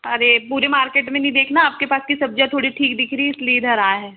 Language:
Hindi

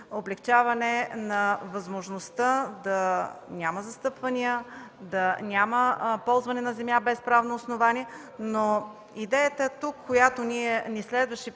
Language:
Bulgarian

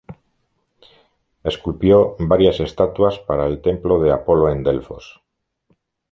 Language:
Spanish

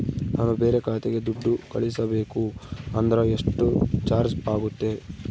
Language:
Kannada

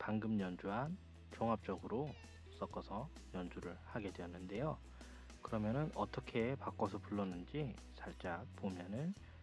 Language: Korean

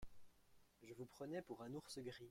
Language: French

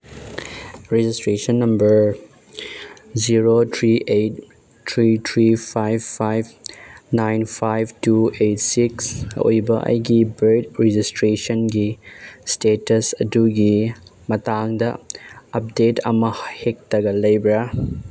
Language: Manipuri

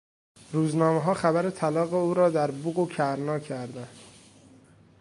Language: Persian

